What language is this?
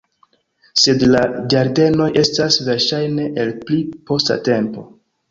Esperanto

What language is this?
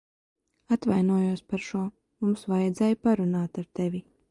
Latvian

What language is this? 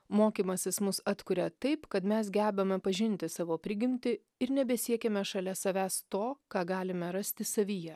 Lithuanian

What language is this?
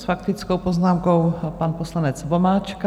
Czech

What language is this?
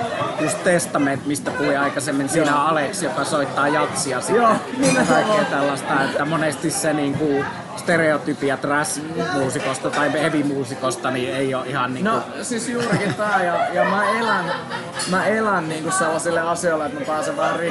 Finnish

